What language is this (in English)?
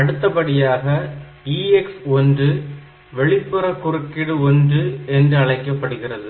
Tamil